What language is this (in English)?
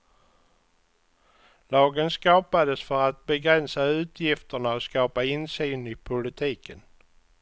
Swedish